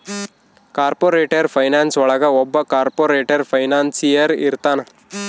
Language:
Kannada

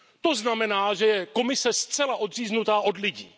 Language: Czech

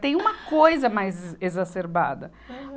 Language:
Portuguese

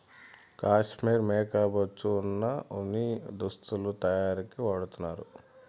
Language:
Telugu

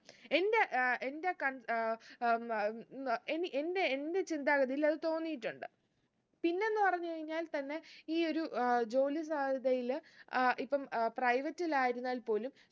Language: Malayalam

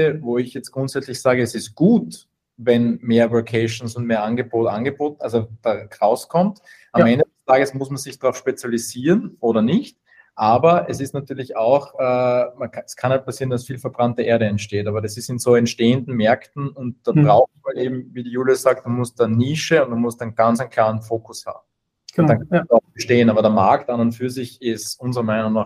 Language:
German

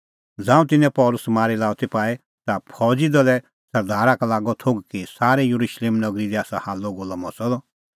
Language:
Kullu Pahari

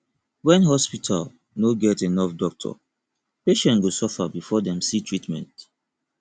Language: Nigerian Pidgin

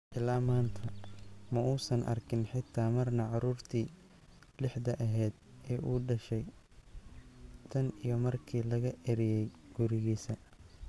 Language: Somali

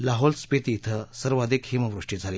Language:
Marathi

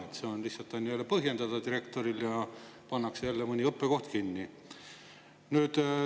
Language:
Estonian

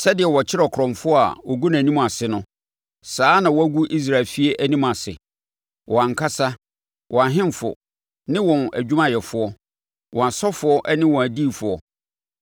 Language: Akan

